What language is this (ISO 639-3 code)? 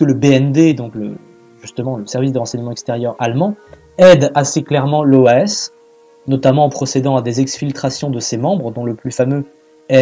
fra